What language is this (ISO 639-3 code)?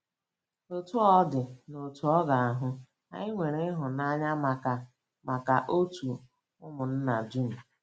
ibo